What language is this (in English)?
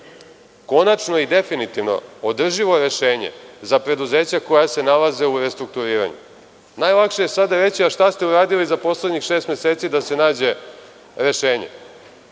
Serbian